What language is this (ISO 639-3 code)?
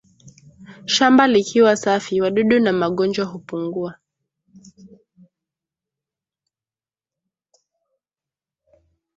swa